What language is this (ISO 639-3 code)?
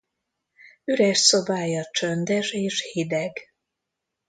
hun